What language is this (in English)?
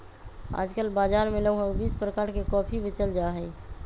Magahi